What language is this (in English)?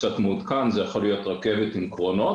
Hebrew